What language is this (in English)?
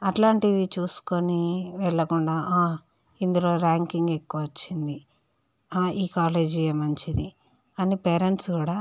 Telugu